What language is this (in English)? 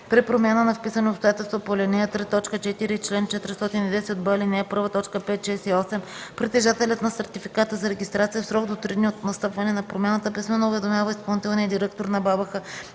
Bulgarian